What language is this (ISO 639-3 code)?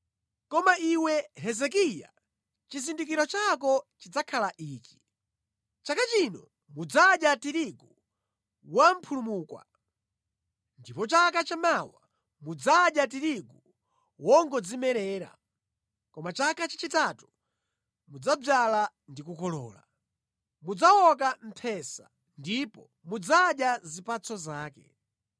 nya